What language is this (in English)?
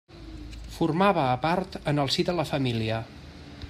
Catalan